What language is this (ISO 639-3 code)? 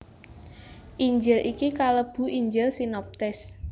jav